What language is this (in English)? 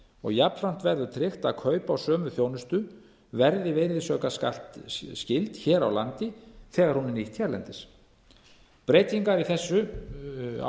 Icelandic